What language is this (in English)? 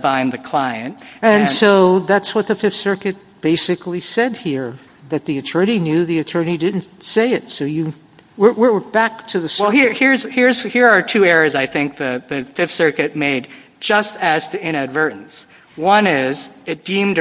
English